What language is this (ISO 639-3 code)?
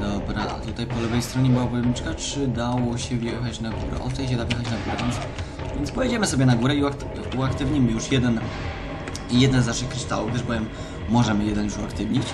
pol